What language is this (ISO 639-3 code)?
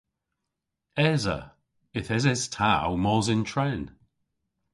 cor